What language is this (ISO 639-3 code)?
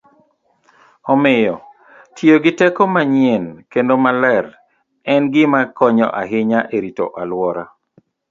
luo